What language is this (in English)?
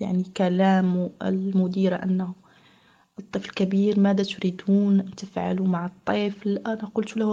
Arabic